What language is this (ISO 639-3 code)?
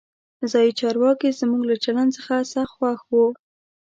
pus